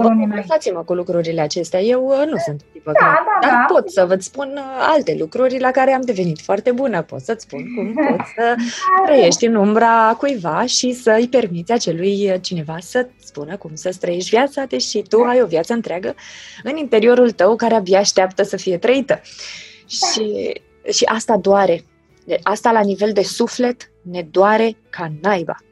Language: Romanian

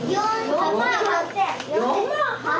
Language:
Japanese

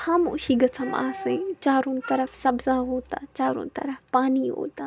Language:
Kashmiri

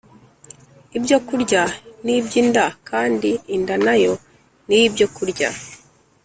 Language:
Kinyarwanda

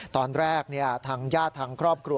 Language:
Thai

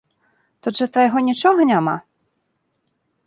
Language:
Belarusian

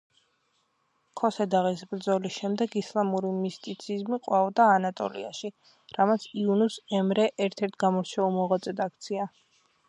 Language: Georgian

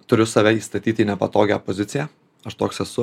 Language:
Lithuanian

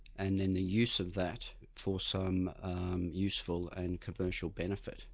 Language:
English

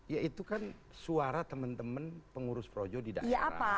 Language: Indonesian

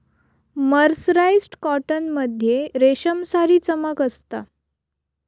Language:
Marathi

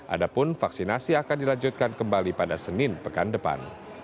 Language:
Indonesian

